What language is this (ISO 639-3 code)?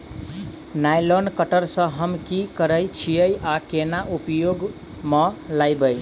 mai